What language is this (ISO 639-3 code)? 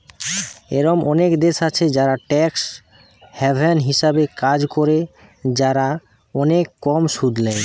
ben